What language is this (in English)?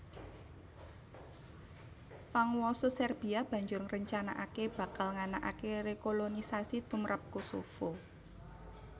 Javanese